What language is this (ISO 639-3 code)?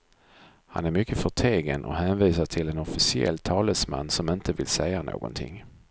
swe